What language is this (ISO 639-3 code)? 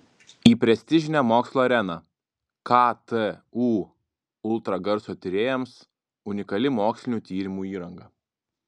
lit